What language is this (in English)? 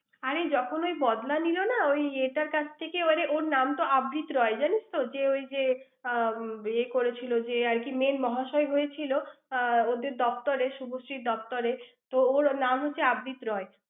Bangla